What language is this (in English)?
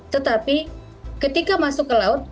Indonesian